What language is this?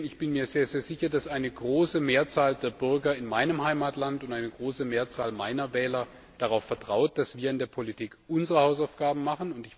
German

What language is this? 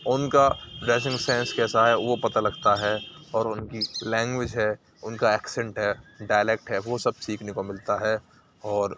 Urdu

